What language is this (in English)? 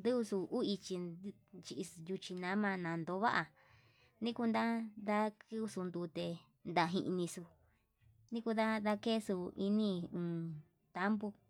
Yutanduchi Mixtec